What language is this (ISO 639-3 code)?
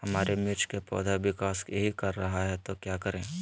mag